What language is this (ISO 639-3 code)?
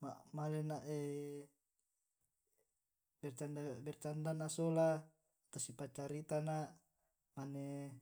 rob